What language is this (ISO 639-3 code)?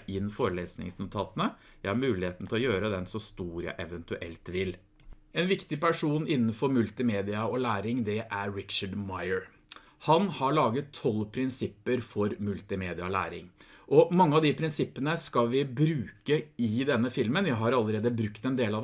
nor